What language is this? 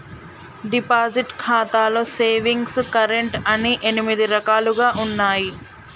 Telugu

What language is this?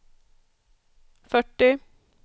Swedish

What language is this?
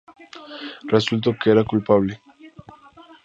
Spanish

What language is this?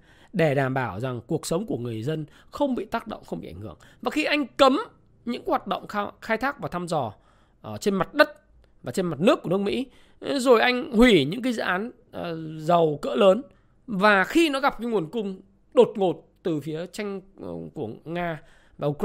Vietnamese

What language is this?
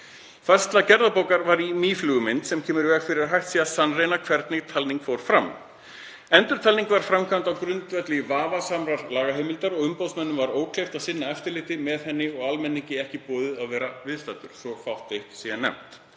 Icelandic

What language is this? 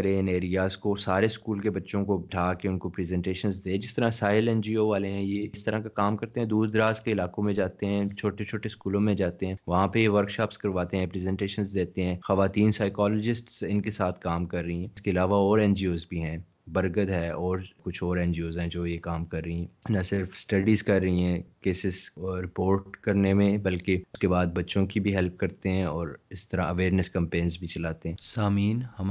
Urdu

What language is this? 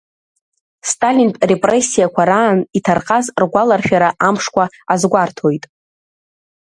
Abkhazian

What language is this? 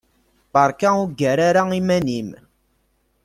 Kabyle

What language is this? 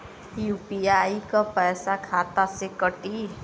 Bhojpuri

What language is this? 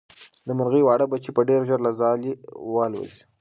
Pashto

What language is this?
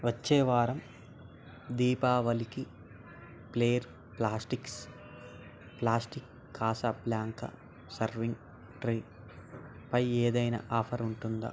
Telugu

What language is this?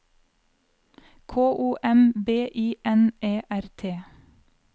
Norwegian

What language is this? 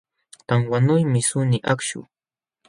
Jauja Wanca Quechua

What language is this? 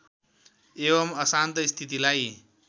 Nepali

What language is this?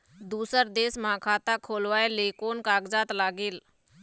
Chhattisgarhi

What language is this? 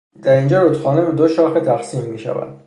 Persian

